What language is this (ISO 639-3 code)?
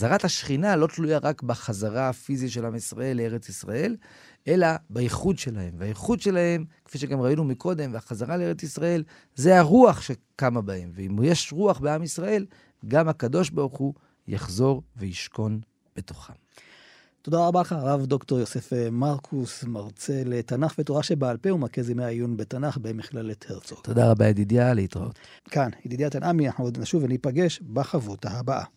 heb